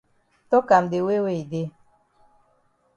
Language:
Cameroon Pidgin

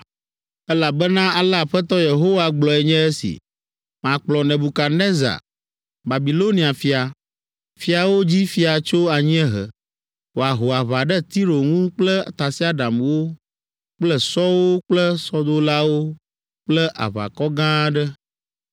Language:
Ewe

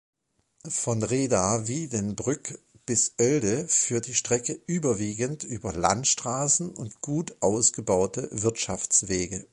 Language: German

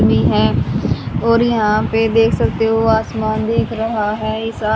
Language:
Hindi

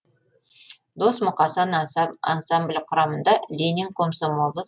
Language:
Kazakh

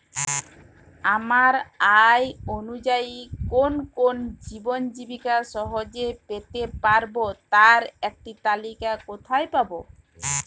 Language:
Bangla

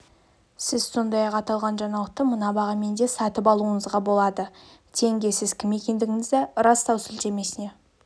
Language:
Kazakh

